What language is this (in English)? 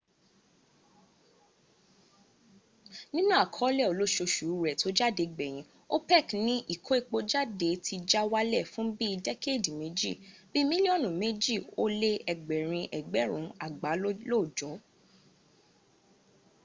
Yoruba